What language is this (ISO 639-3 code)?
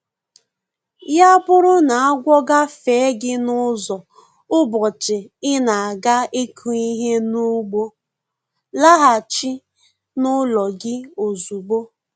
ibo